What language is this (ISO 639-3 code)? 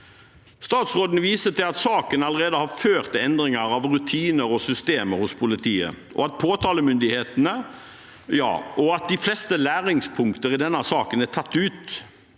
nor